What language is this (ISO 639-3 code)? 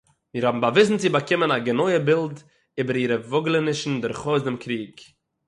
yid